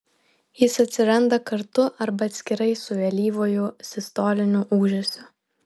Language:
Lithuanian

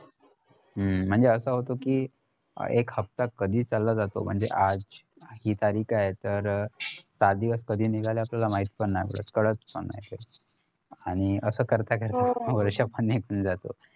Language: Marathi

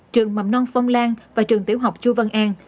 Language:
Vietnamese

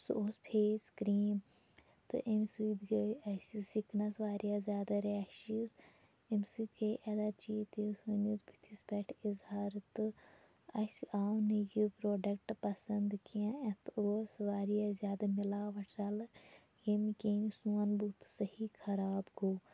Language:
Kashmiri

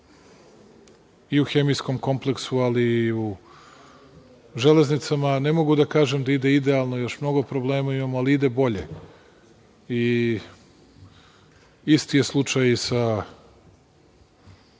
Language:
Serbian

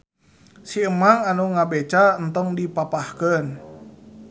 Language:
Sundanese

